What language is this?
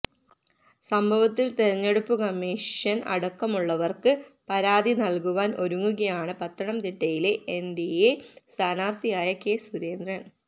Malayalam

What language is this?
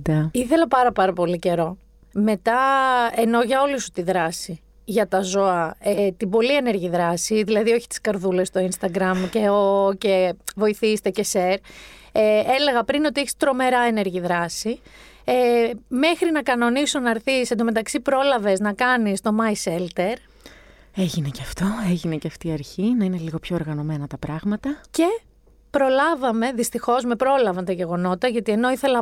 Greek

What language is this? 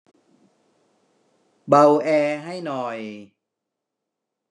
Thai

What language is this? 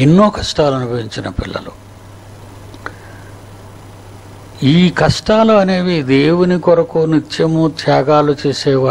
Hindi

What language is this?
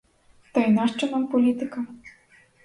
Ukrainian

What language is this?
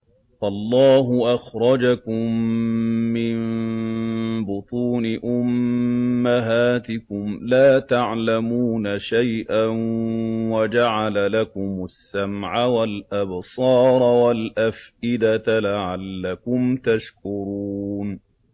Arabic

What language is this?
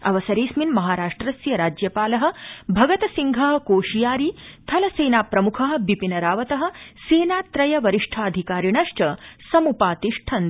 Sanskrit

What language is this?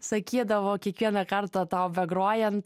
Lithuanian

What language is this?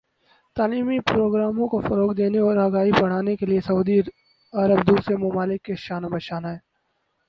Urdu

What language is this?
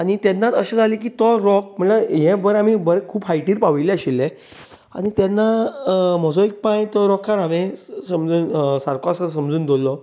Konkani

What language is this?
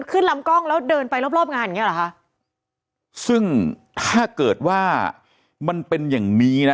Thai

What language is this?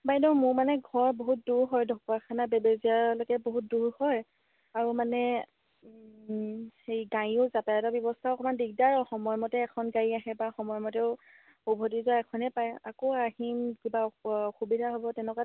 Assamese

